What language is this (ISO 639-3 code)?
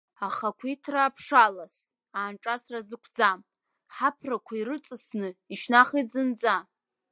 abk